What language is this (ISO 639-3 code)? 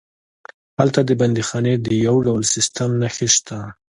pus